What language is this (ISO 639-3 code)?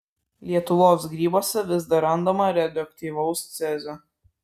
lit